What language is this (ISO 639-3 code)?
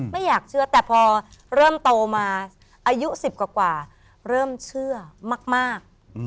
tha